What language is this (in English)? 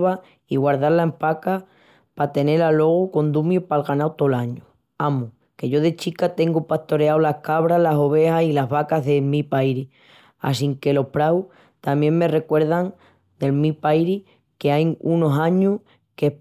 Extremaduran